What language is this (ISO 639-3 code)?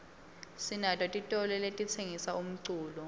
ssw